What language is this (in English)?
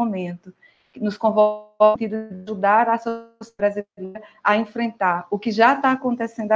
Portuguese